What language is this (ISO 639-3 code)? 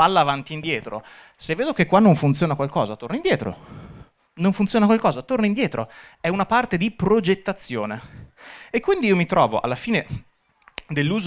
ita